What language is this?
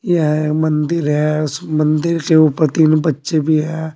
Hindi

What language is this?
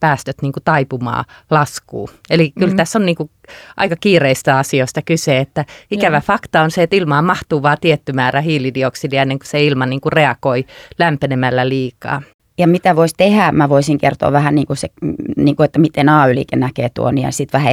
Finnish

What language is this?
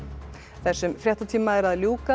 Icelandic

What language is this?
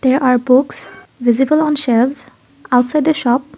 English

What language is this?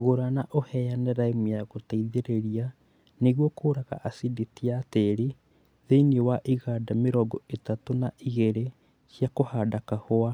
Kikuyu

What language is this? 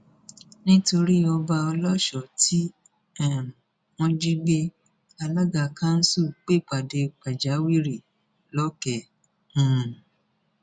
Yoruba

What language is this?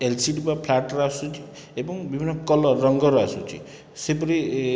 Odia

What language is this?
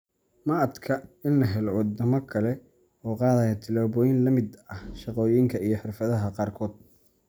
Somali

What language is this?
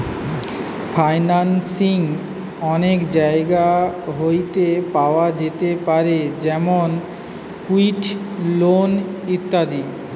Bangla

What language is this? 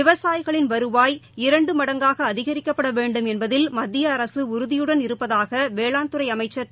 Tamil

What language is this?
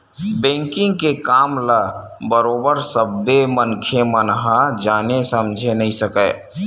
Chhattisgarhi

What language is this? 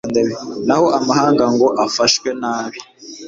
Kinyarwanda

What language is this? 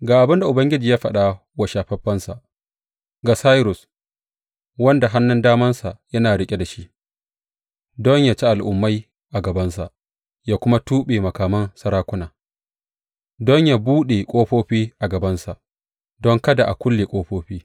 Hausa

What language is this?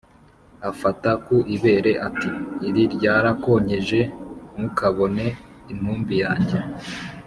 Kinyarwanda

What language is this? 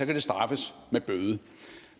Danish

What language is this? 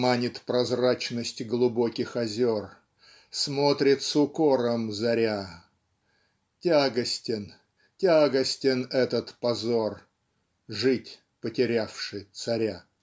Russian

